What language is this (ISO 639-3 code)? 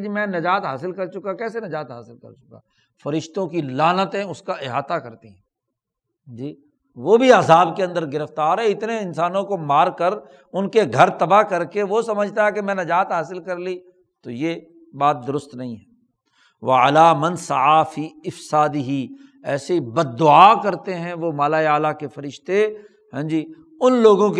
urd